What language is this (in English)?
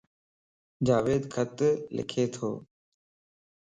Lasi